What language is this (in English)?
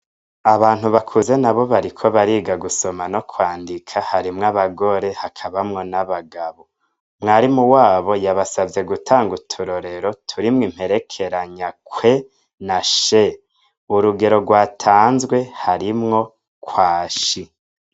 Rundi